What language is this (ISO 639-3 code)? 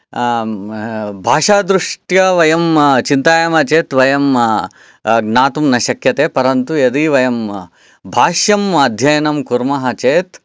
san